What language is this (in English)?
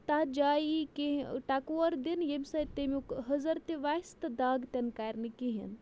Kashmiri